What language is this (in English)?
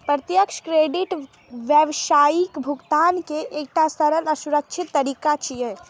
Maithili